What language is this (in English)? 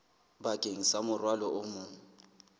Southern Sotho